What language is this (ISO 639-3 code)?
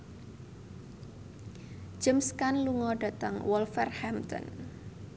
jav